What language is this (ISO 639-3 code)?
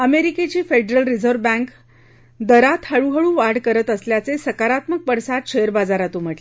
mar